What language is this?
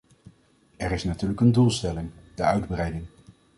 Dutch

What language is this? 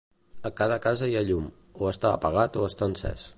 Catalan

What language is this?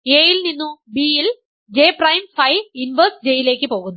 Malayalam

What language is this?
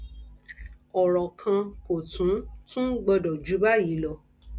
Yoruba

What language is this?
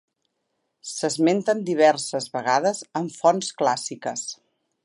Catalan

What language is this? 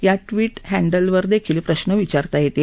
Marathi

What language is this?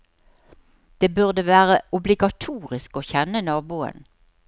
Norwegian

